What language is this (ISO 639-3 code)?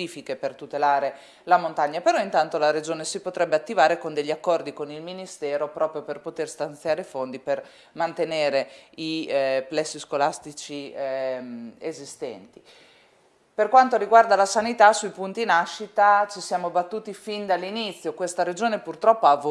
ita